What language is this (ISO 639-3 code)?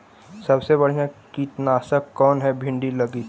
mag